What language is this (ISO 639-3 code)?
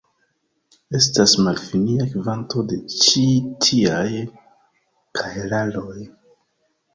epo